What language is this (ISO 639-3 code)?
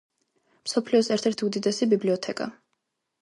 kat